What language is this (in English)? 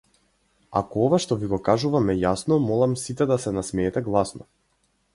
Macedonian